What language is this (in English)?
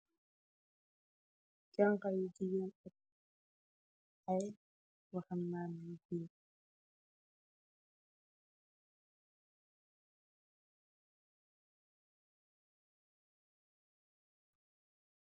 Wolof